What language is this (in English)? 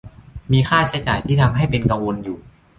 Thai